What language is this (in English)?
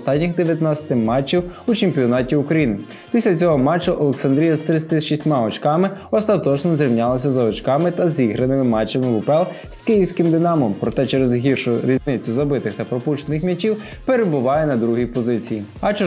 Ukrainian